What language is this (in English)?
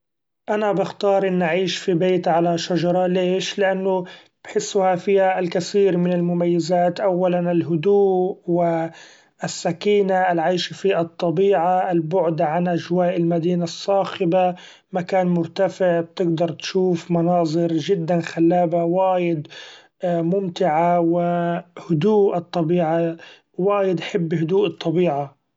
Gulf Arabic